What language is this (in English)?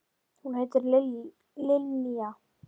Icelandic